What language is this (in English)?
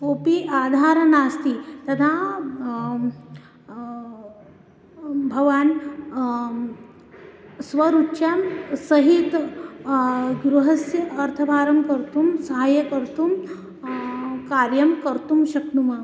Sanskrit